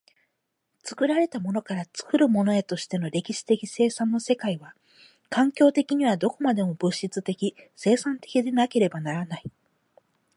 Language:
Japanese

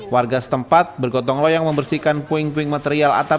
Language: Indonesian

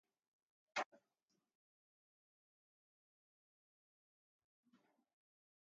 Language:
English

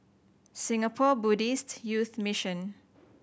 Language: English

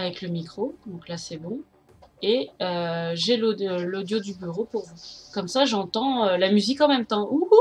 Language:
French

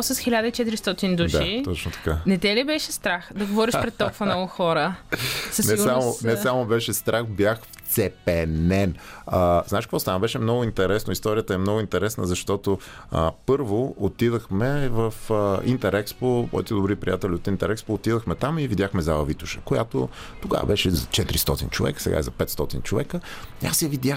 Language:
Bulgarian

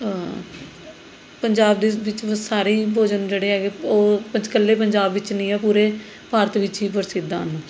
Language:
Punjabi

